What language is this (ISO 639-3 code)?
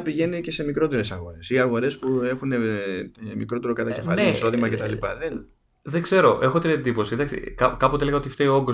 ell